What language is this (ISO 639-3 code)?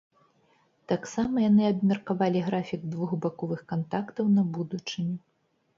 bel